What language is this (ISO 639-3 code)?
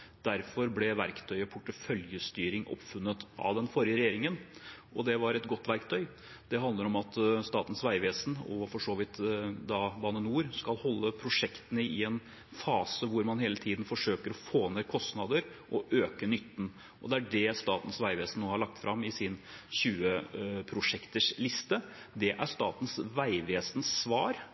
nob